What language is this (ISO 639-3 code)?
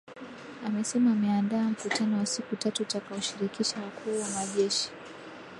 swa